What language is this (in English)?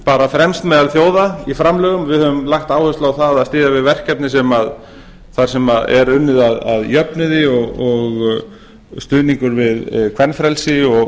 Icelandic